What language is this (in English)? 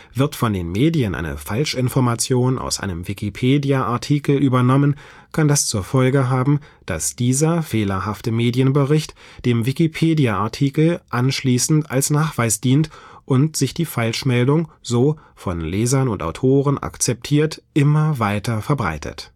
German